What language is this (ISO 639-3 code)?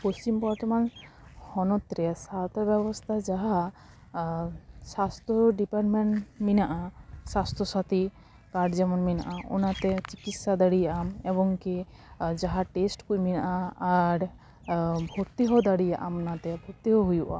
sat